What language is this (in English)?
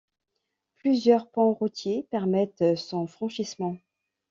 French